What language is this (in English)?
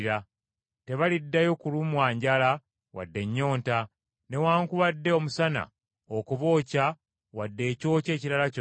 Ganda